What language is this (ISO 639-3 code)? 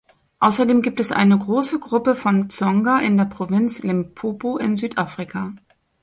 deu